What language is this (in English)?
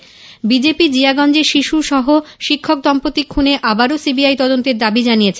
Bangla